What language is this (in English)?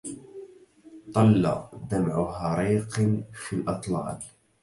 Arabic